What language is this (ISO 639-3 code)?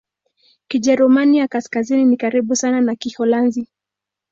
swa